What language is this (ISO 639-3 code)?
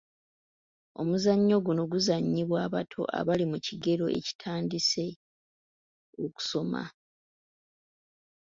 lug